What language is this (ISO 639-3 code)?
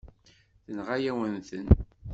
kab